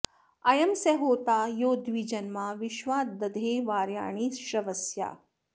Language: Sanskrit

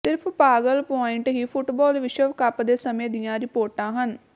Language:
Punjabi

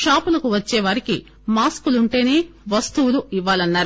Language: Telugu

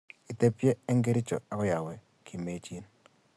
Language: Kalenjin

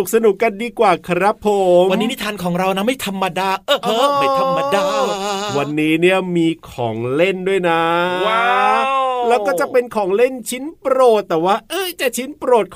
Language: Thai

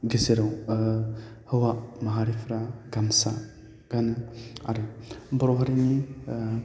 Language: Bodo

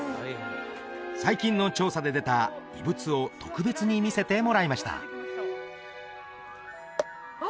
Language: Japanese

